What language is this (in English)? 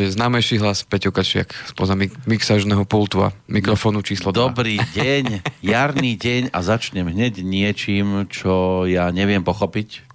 Slovak